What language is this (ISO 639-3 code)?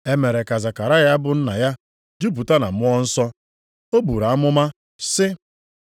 ibo